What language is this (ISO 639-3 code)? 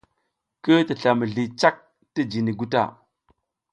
giz